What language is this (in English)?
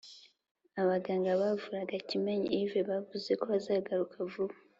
Kinyarwanda